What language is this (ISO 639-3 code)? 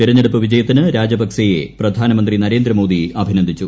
mal